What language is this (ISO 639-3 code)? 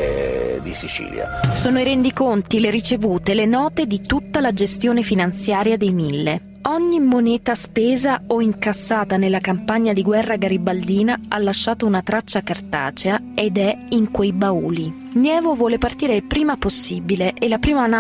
ita